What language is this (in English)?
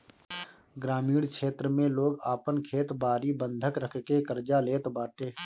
Bhojpuri